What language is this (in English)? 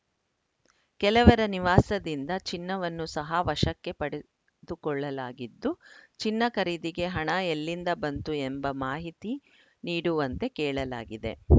Kannada